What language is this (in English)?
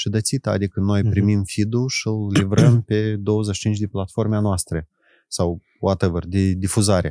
Romanian